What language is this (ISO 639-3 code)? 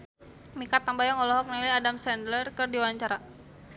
sun